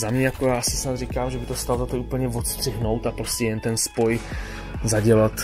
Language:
Czech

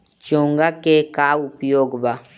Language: Bhojpuri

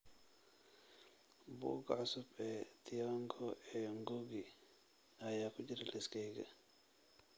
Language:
Somali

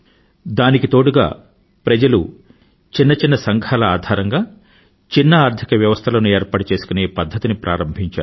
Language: Telugu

